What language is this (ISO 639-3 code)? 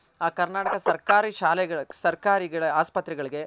kan